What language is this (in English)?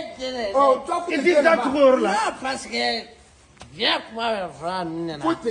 French